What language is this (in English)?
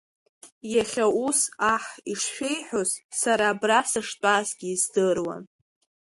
Abkhazian